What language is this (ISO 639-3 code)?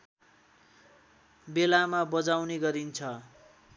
nep